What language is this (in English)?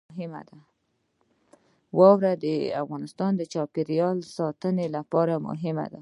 Pashto